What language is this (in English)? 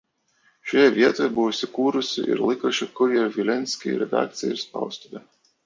Lithuanian